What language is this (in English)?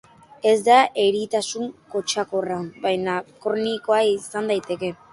Basque